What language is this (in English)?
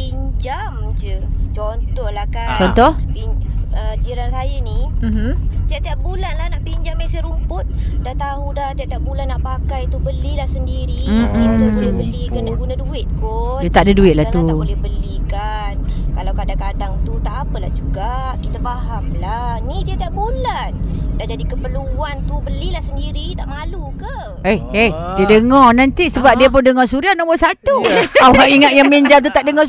Malay